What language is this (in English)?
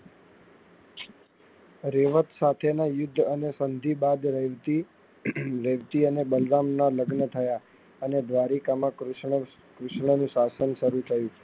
Gujarati